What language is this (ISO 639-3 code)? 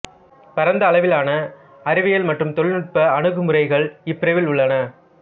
tam